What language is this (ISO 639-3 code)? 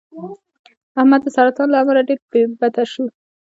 pus